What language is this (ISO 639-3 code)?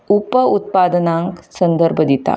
kok